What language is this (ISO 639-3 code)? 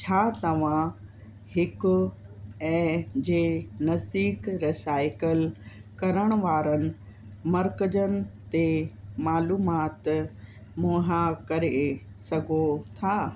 snd